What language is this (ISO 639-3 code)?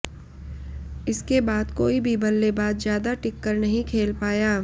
hin